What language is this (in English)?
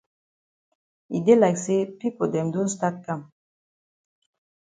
Cameroon Pidgin